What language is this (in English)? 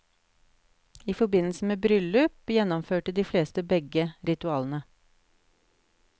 Norwegian